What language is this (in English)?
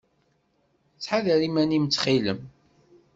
Kabyle